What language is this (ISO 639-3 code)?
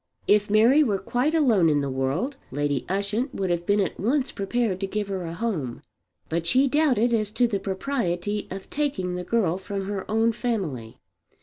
eng